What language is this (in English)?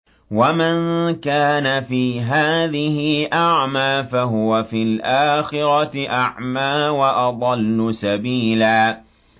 Arabic